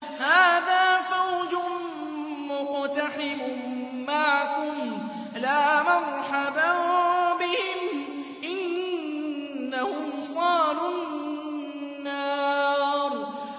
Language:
Arabic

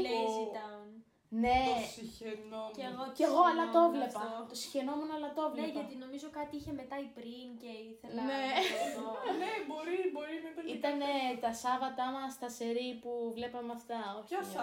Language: Greek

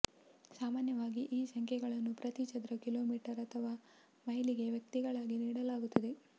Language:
Kannada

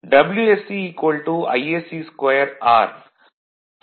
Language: Tamil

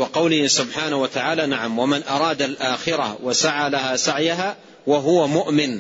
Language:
Arabic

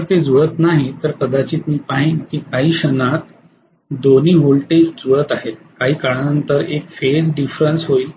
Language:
Marathi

